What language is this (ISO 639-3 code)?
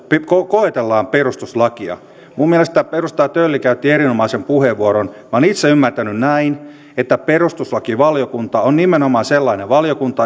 fin